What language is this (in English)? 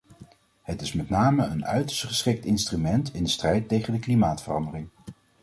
Dutch